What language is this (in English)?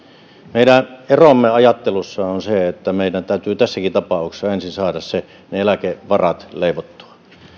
Finnish